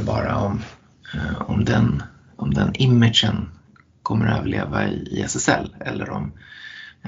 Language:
Swedish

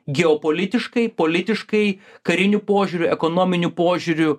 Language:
Lithuanian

